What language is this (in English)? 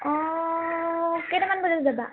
Assamese